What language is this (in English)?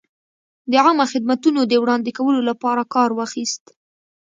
Pashto